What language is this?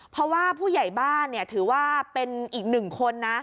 Thai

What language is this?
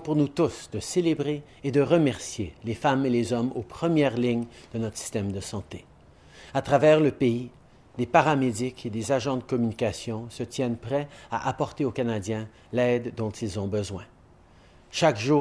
French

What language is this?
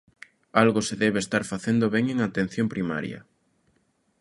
Galician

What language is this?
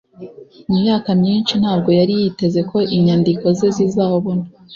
Kinyarwanda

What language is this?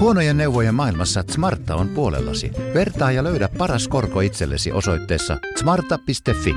Finnish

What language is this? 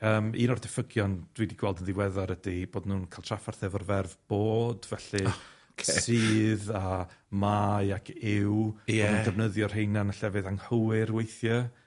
Welsh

